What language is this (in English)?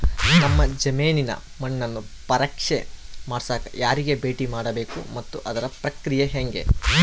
Kannada